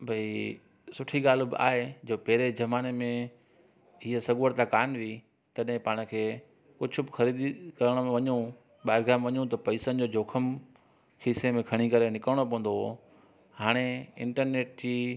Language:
Sindhi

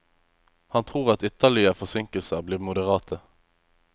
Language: Norwegian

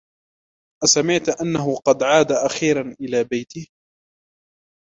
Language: Arabic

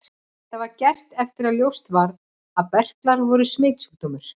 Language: Icelandic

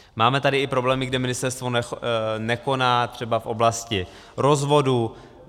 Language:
Czech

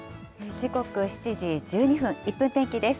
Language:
Japanese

